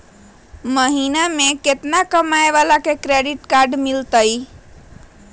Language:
Magahi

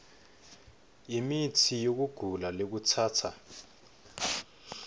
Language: Swati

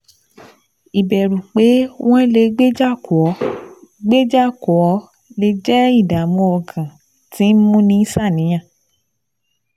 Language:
Yoruba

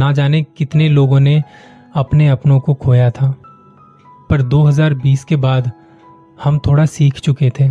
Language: Hindi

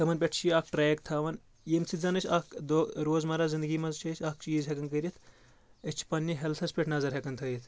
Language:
Kashmiri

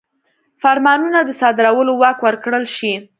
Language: Pashto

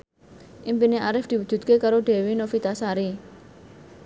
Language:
Javanese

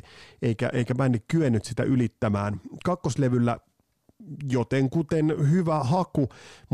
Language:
Finnish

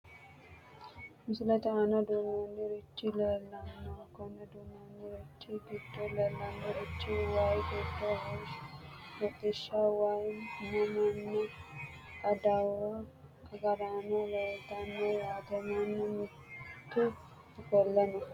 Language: Sidamo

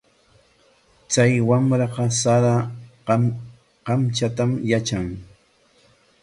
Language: Corongo Ancash Quechua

